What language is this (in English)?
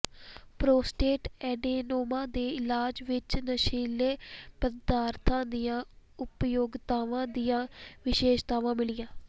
Punjabi